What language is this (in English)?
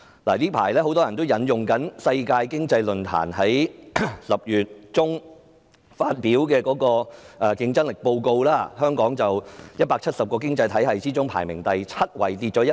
Cantonese